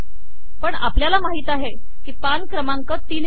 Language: Marathi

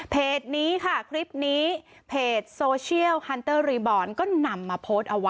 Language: Thai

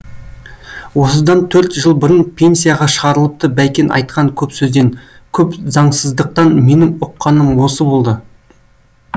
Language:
Kazakh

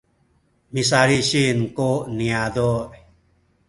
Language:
Sakizaya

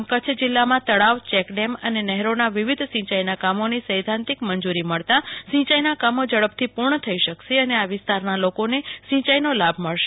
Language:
Gujarati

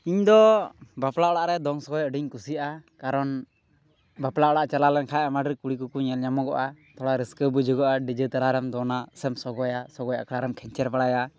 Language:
Santali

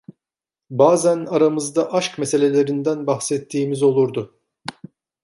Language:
Turkish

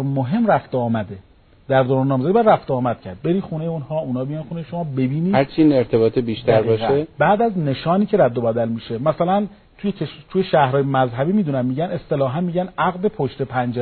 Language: Persian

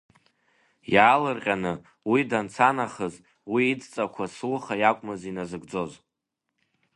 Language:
Abkhazian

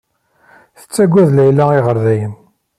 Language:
Kabyle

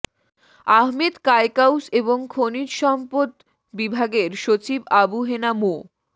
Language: Bangla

